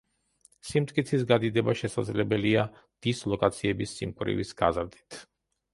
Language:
Georgian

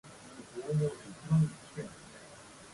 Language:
Japanese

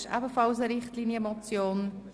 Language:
Swiss German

